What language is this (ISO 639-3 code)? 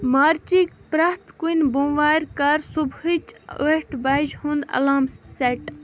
kas